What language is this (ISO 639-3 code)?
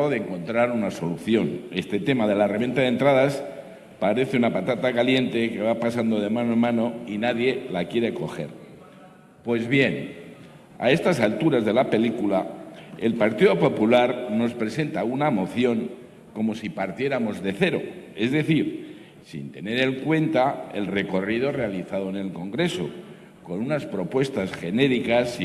spa